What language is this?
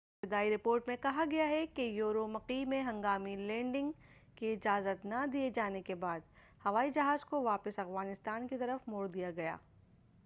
Urdu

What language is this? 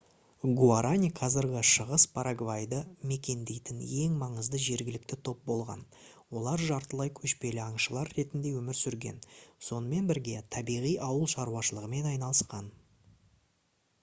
Kazakh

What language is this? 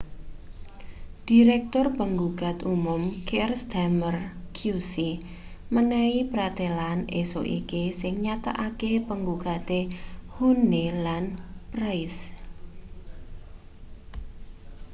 Javanese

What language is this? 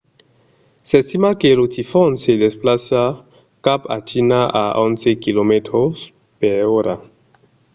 Occitan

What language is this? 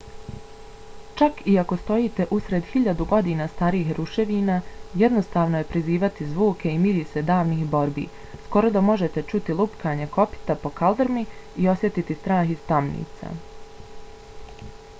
Bosnian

